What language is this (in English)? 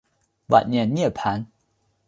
Chinese